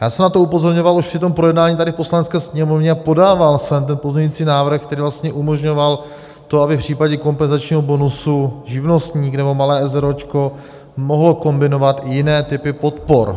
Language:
Czech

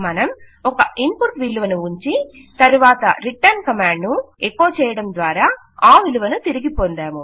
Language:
Telugu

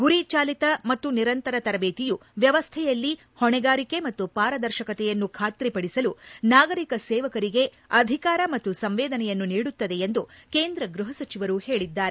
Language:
Kannada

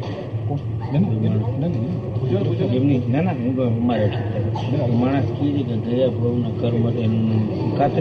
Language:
Gujarati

